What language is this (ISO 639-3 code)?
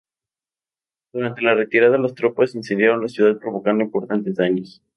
spa